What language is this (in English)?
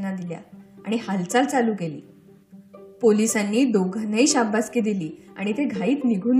Marathi